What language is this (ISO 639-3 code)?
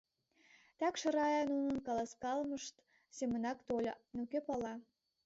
chm